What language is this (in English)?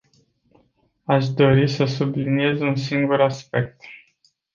Romanian